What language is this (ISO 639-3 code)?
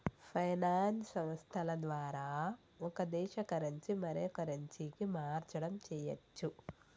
tel